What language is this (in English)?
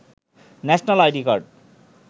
Bangla